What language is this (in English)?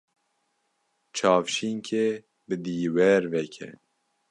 Kurdish